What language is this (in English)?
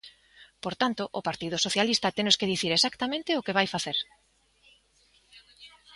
Galician